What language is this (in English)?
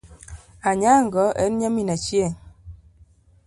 Luo (Kenya and Tanzania)